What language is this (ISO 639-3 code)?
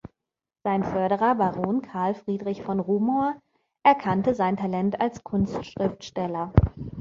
deu